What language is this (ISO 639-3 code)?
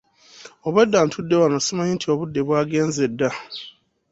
lug